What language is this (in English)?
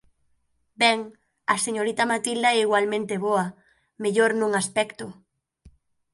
Galician